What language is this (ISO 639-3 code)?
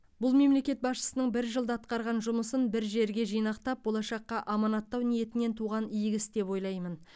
kaz